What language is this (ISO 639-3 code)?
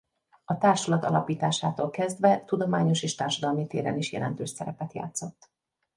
hun